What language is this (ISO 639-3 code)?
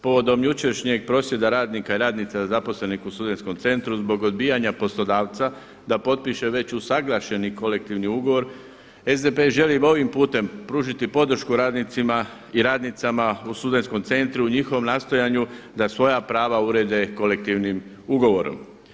hrv